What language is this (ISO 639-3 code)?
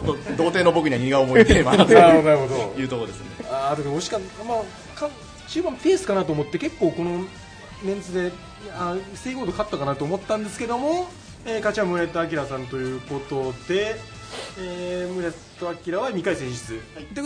jpn